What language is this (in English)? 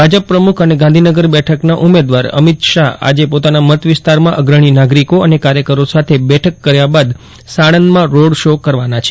Gujarati